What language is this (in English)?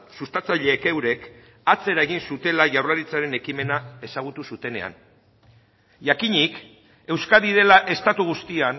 Basque